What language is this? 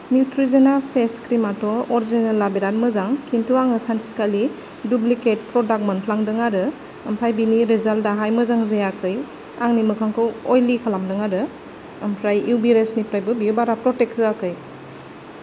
Bodo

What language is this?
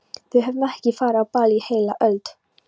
Icelandic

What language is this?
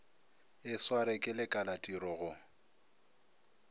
Northern Sotho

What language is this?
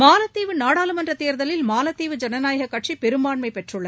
Tamil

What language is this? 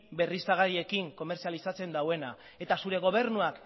Basque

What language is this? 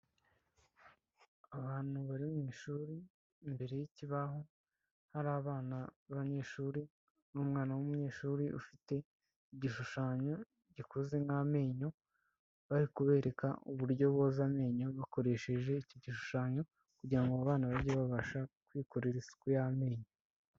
Kinyarwanda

